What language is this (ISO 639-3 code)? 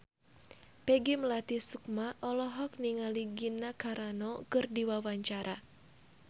sun